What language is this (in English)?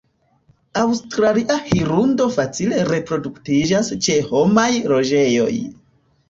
Esperanto